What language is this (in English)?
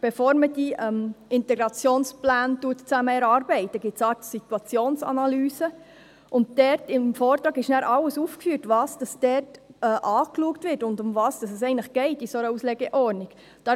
Swiss German